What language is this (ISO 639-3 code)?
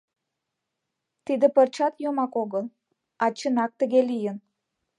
chm